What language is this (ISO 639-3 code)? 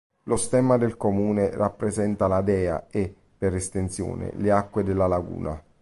ita